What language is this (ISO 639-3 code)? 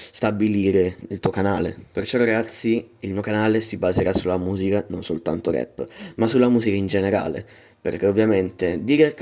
ita